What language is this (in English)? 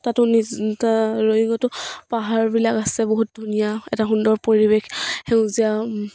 Assamese